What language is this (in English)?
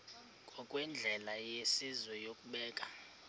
Xhosa